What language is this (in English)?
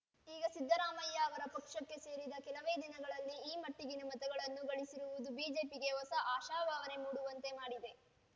Kannada